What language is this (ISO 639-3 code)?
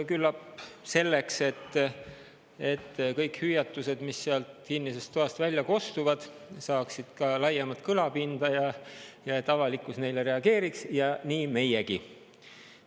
est